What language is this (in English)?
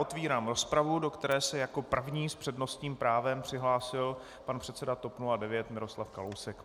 Czech